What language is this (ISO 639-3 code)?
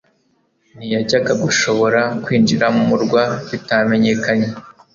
kin